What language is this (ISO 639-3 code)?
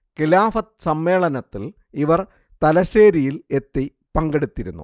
mal